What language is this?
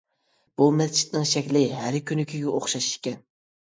Uyghur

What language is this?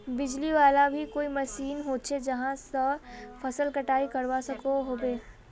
Magahi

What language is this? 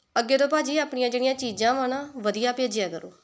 Punjabi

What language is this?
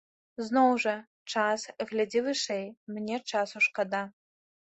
Belarusian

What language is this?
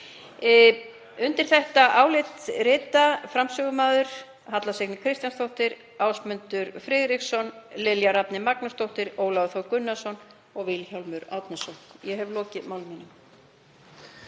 Icelandic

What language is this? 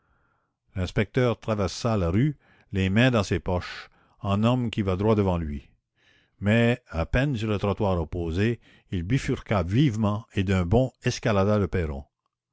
French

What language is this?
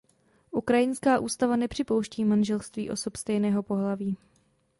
Czech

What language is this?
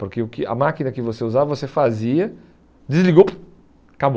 Portuguese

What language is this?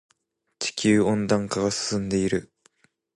Japanese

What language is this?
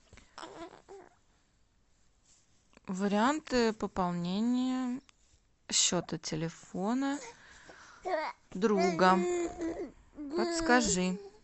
Russian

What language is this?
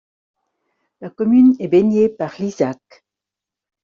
French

